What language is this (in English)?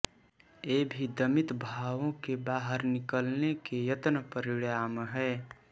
Hindi